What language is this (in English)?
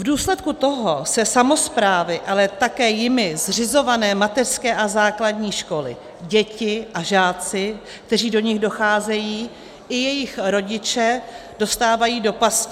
Czech